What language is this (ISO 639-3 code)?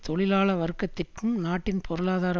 tam